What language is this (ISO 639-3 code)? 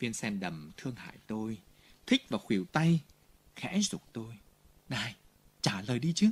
vie